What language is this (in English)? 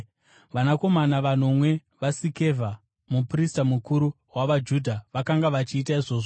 Shona